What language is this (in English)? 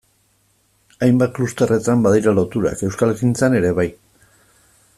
Basque